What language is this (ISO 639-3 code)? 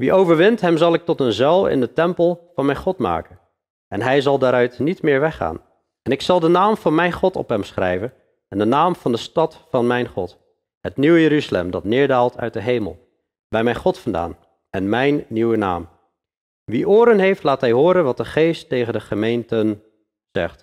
nld